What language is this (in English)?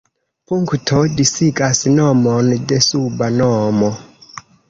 Esperanto